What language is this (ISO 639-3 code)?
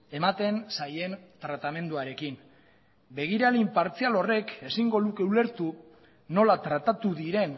eus